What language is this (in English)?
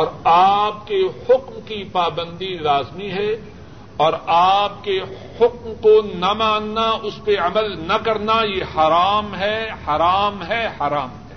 Urdu